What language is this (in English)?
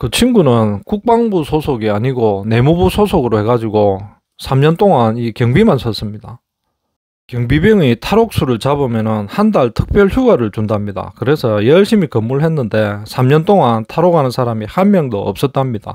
Korean